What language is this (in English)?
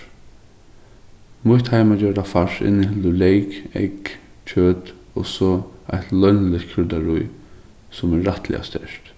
Faroese